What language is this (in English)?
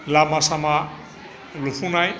Bodo